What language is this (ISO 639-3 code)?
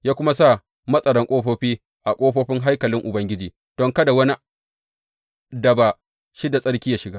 hau